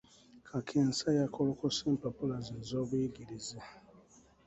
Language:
Ganda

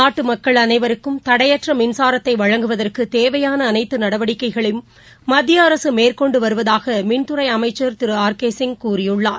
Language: Tamil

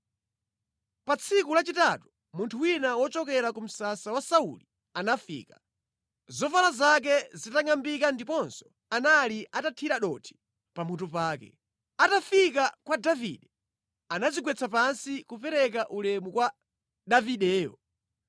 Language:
Nyanja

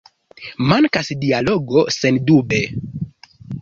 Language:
Esperanto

